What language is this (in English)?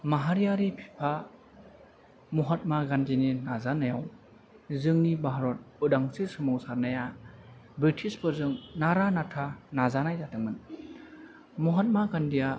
Bodo